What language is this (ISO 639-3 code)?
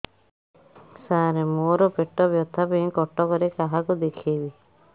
ori